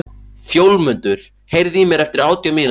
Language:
Icelandic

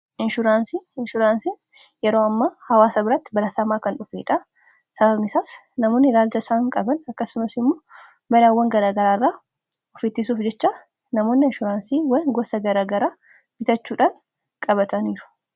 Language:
Oromo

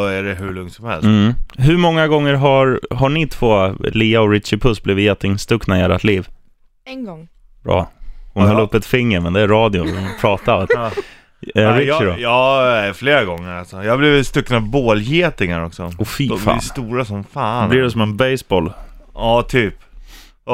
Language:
Swedish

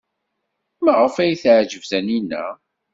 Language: Kabyle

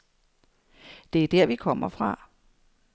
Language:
Danish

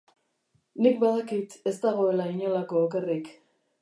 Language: Basque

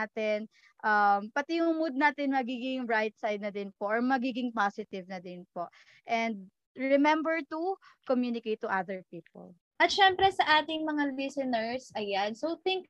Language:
Filipino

